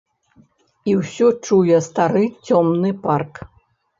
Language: Belarusian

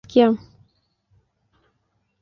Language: Kalenjin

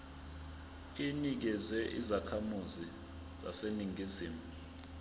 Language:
Zulu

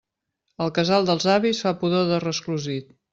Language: Catalan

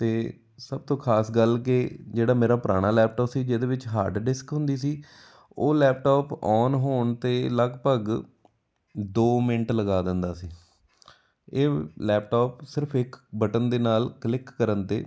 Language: Punjabi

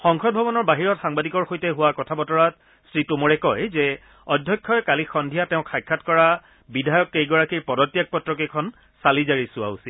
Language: Assamese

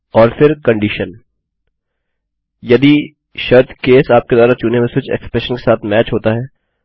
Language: Hindi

